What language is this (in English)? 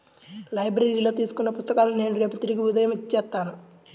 Telugu